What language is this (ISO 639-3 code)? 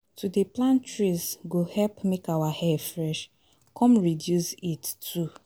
pcm